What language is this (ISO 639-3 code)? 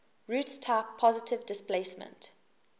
eng